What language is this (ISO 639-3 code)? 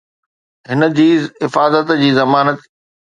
snd